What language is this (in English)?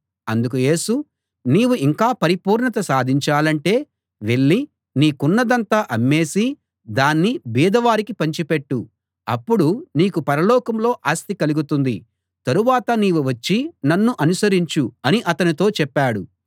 Telugu